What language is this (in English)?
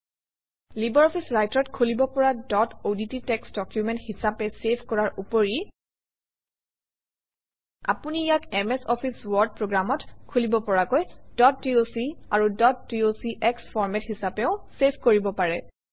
Assamese